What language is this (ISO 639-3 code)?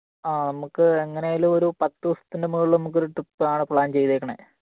mal